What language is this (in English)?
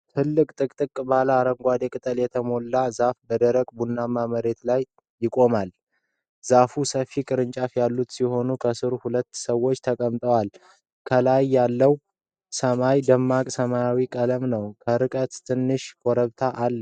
Amharic